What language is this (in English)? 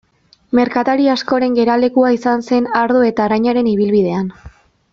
Basque